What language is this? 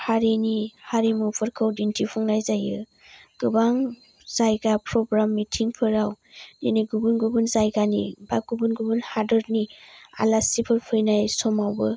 Bodo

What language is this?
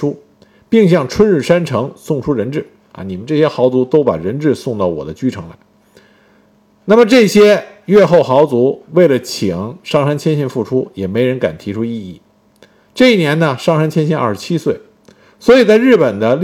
Chinese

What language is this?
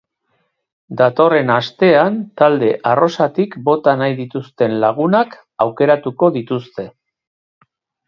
Basque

